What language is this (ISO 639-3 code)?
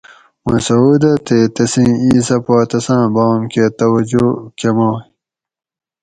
gwc